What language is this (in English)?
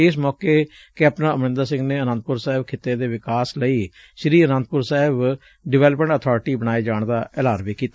Punjabi